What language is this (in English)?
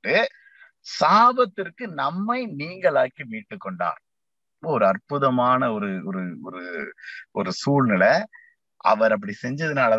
Tamil